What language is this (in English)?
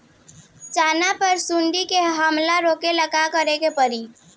Bhojpuri